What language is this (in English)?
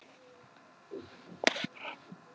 Icelandic